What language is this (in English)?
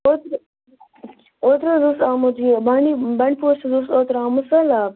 Kashmiri